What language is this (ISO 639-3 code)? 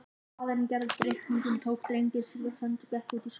isl